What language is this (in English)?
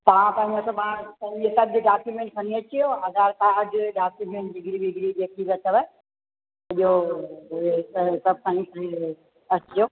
Sindhi